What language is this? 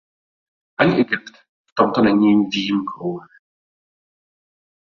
Czech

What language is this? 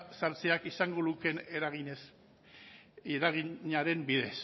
Basque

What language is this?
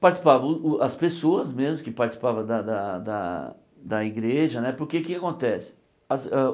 Portuguese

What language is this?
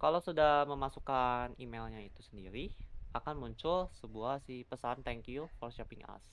Indonesian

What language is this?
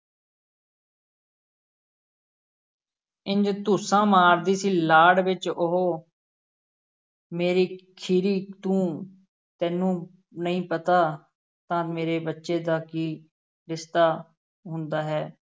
Punjabi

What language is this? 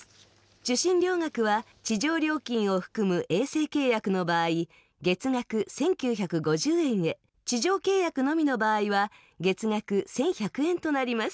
Japanese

